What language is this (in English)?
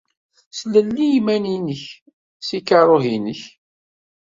Kabyle